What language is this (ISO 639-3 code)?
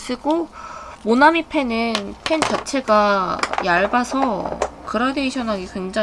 kor